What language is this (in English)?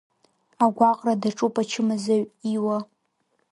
Abkhazian